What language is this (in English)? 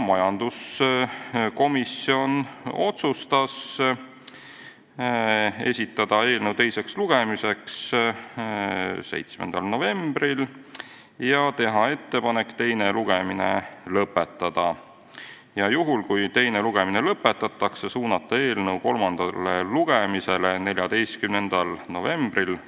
Estonian